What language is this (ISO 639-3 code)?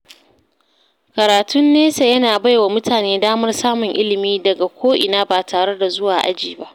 hau